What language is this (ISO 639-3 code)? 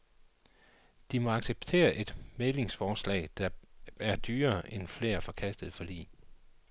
dan